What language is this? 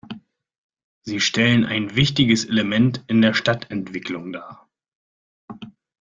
German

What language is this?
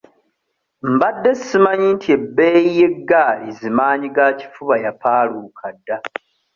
Ganda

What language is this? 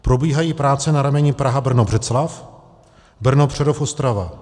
Czech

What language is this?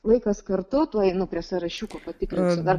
Lithuanian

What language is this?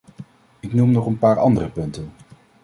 Dutch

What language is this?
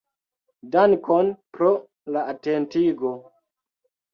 Esperanto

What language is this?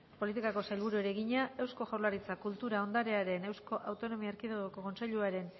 Basque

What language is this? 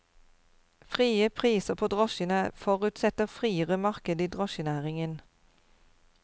Norwegian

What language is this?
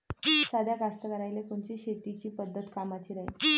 Marathi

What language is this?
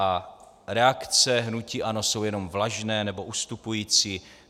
Czech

